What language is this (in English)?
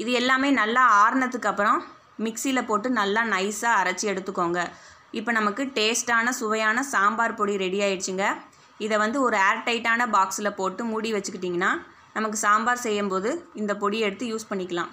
Tamil